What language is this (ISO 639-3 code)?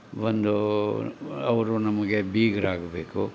kan